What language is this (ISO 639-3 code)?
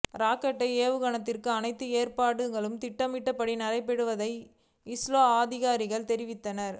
tam